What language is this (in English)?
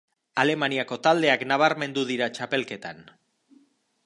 Basque